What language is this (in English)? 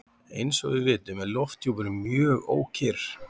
Icelandic